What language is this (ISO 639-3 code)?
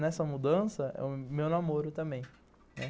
por